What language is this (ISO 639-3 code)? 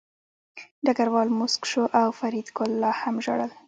pus